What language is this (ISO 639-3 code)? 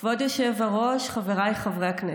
heb